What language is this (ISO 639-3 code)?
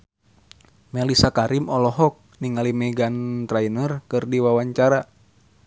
sun